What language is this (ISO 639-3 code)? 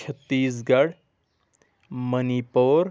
kas